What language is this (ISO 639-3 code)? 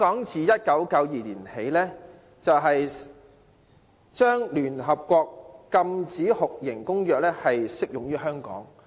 yue